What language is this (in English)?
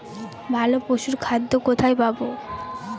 Bangla